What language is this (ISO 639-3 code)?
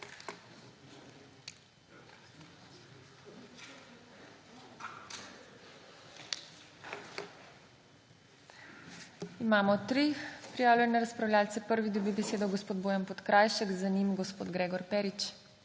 slv